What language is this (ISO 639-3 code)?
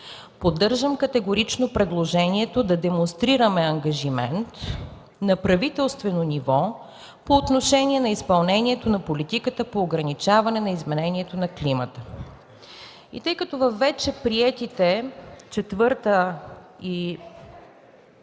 bul